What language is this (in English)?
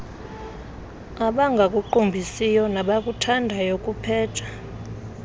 Xhosa